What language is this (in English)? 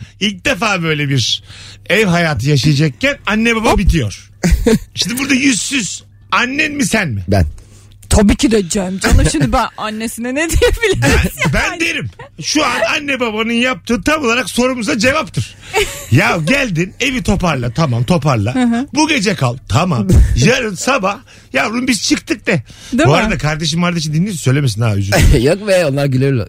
Turkish